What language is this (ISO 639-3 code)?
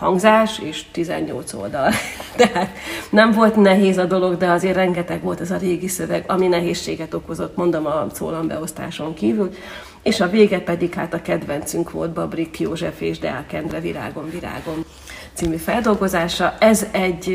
hun